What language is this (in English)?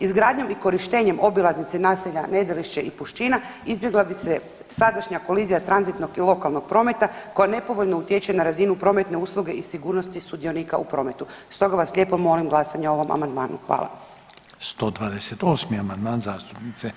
Croatian